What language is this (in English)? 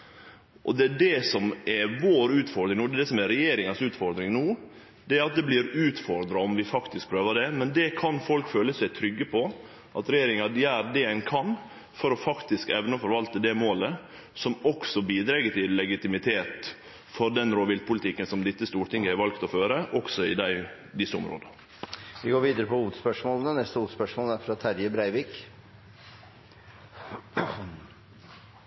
Norwegian